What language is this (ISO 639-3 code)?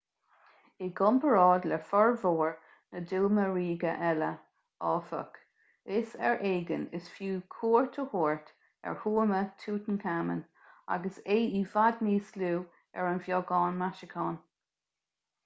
gle